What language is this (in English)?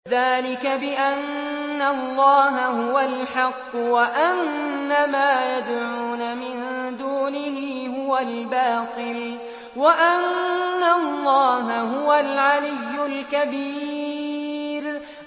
Arabic